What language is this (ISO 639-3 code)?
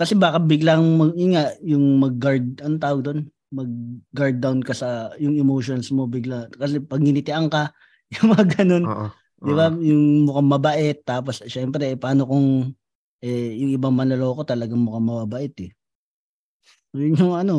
fil